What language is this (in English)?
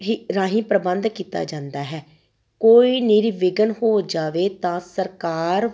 Punjabi